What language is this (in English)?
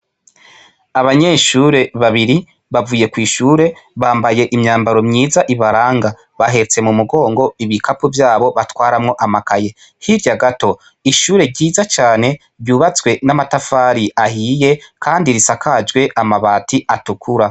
Rundi